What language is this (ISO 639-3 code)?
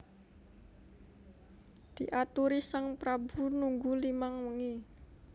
jav